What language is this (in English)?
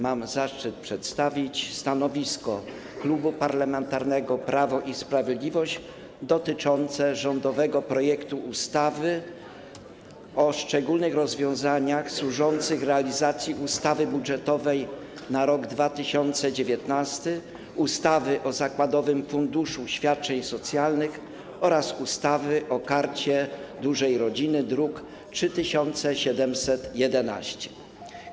Polish